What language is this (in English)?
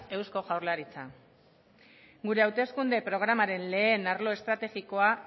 Basque